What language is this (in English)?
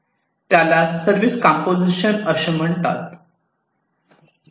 Marathi